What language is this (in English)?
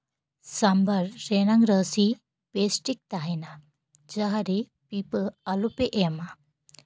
Santali